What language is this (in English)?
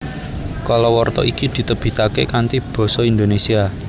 Javanese